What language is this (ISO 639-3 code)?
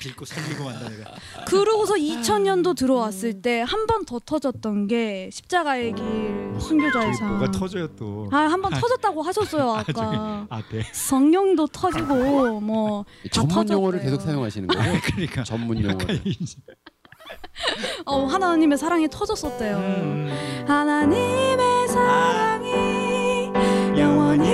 kor